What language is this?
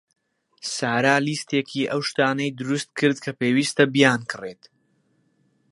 Central Kurdish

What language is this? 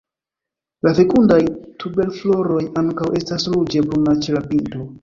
Esperanto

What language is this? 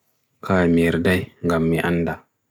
Bagirmi Fulfulde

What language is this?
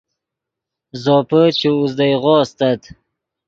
Yidgha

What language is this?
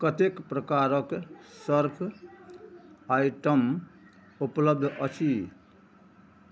Maithili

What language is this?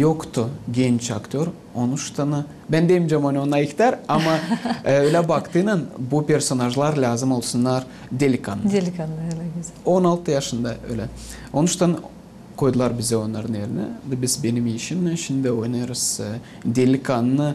Turkish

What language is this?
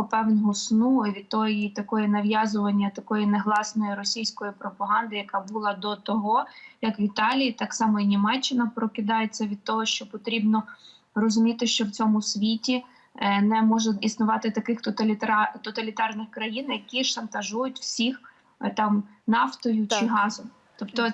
Ukrainian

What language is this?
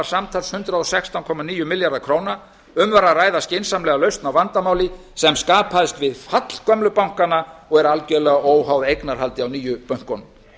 Icelandic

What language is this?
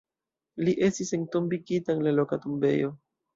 Esperanto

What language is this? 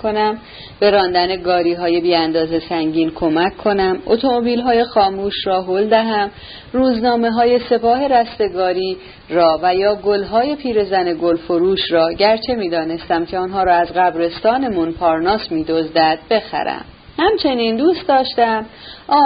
Persian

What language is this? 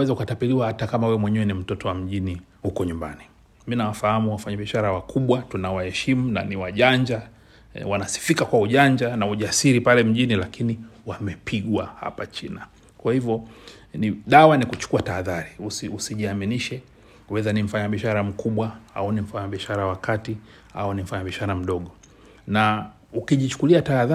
Swahili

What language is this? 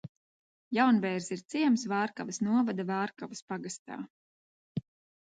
Latvian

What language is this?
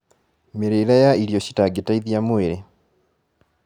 Kikuyu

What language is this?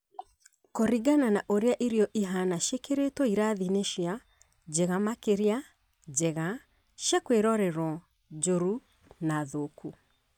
Kikuyu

